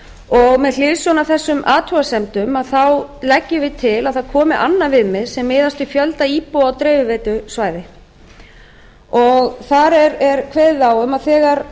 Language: Icelandic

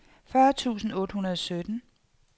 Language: Danish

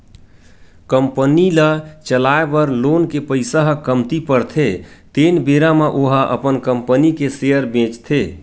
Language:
Chhattisgarhi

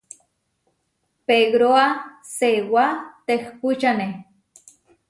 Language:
Huarijio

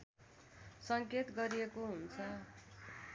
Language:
Nepali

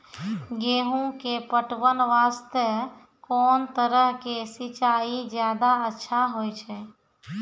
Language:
Maithili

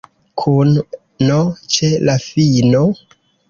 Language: Esperanto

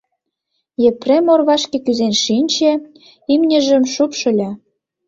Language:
Mari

